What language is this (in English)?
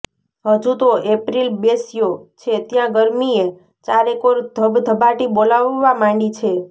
Gujarati